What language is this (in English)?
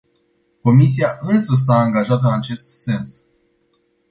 Romanian